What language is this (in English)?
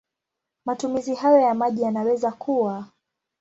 Swahili